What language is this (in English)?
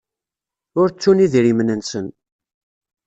Kabyle